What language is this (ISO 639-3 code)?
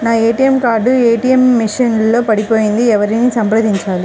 tel